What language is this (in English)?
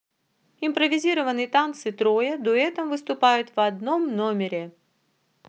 Russian